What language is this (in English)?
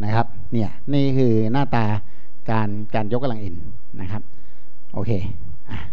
Thai